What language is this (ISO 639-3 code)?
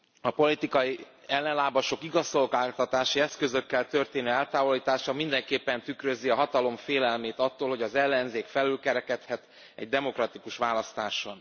hun